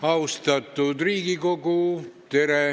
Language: Estonian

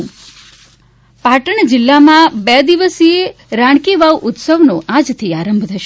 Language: Gujarati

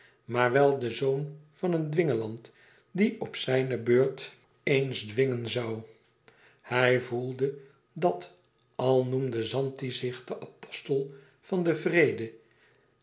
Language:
Dutch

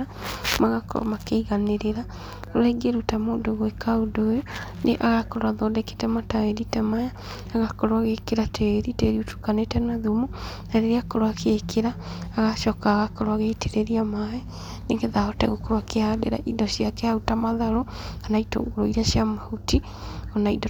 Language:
Kikuyu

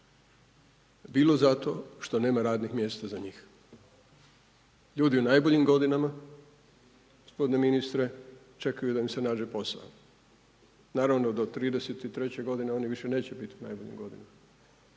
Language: Croatian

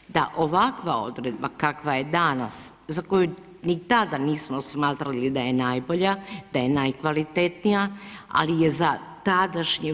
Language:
Croatian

